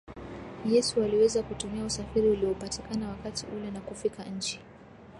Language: Swahili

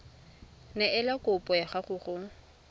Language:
Tswana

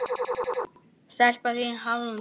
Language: Icelandic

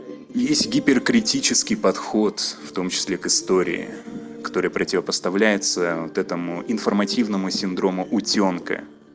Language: Russian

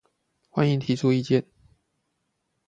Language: Chinese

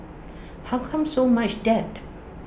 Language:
English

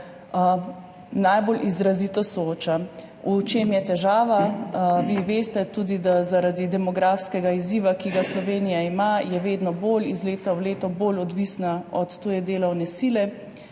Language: Slovenian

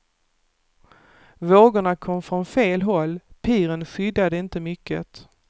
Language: Swedish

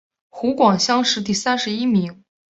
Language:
Chinese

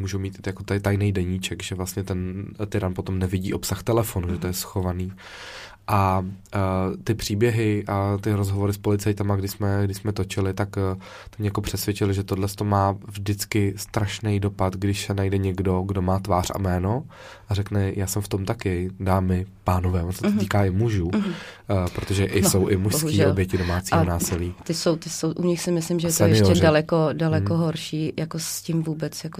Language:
Czech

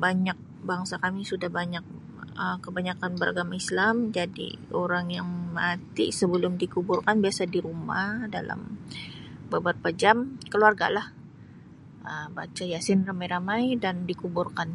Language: Sabah Malay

